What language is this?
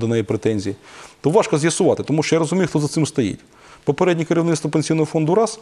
Ukrainian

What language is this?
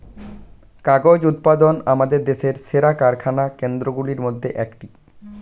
Bangla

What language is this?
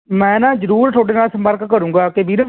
Punjabi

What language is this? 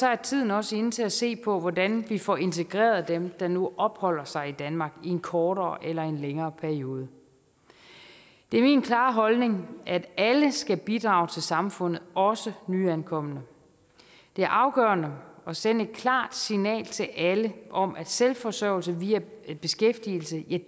Danish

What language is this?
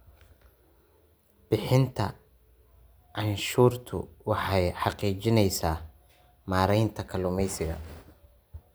Somali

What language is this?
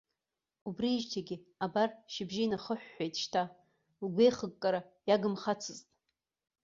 Abkhazian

